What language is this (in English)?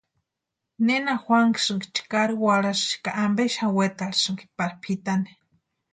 Western Highland Purepecha